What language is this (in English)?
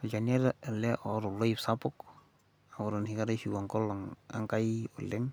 Masai